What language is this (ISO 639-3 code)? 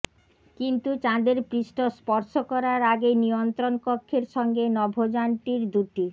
ben